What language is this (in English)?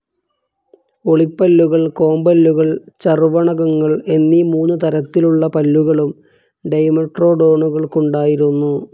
Malayalam